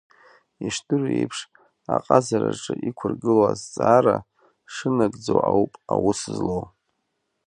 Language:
Abkhazian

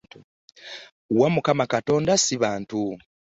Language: Ganda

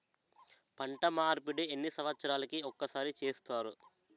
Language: Telugu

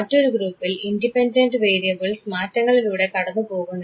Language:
Malayalam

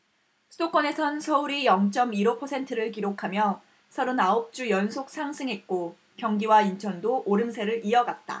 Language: Korean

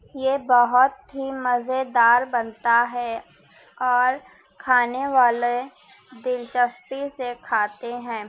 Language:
Urdu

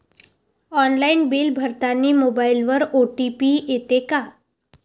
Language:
Marathi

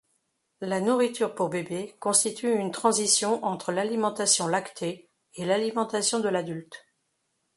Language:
French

